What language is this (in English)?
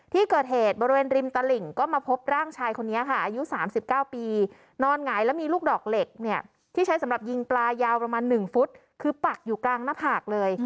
Thai